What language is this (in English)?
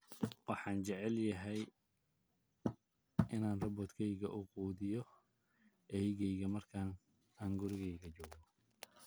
Somali